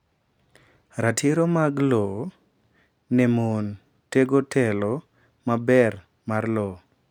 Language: Luo (Kenya and Tanzania)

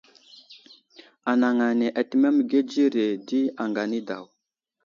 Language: Wuzlam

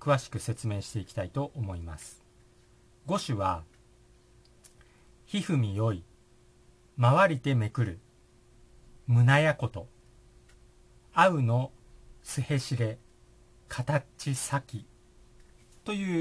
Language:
Japanese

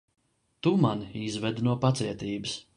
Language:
Latvian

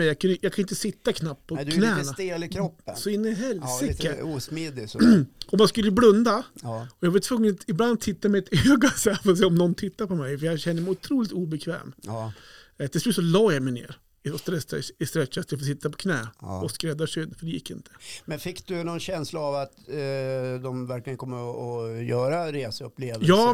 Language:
Swedish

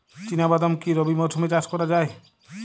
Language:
Bangla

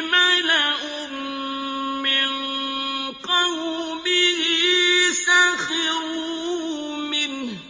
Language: Arabic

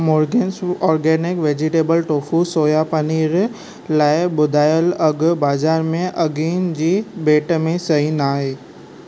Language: Sindhi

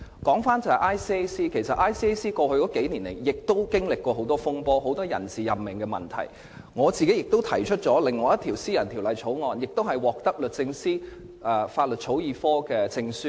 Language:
Cantonese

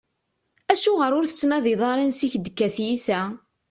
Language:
Kabyle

